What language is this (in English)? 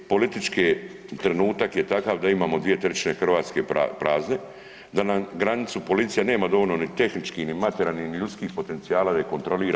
Croatian